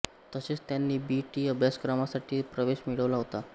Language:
Marathi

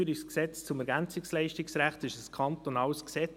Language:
Swiss German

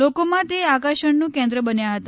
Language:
Gujarati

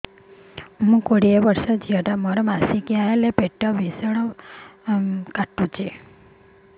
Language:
Odia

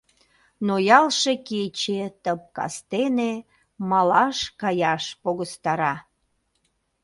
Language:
Mari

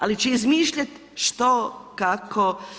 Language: Croatian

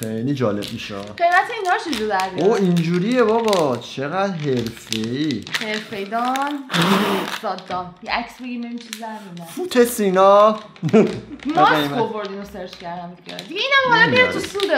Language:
Persian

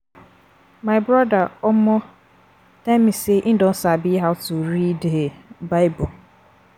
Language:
Nigerian Pidgin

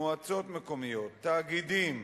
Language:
Hebrew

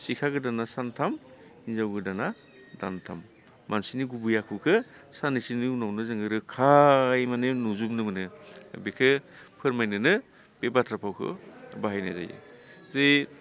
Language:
Bodo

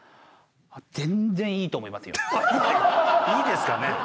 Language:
Japanese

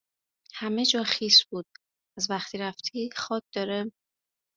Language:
Persian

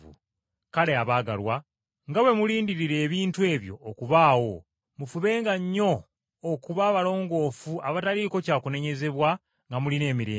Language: Ganda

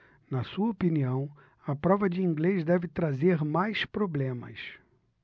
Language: Portuguese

